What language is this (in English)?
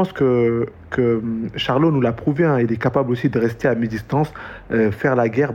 French